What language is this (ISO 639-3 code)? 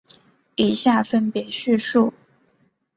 zho